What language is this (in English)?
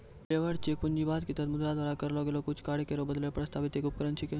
Maithili